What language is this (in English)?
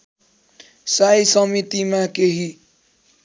Nepali